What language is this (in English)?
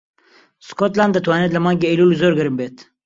Central Kurdish